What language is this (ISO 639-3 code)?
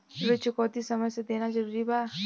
bho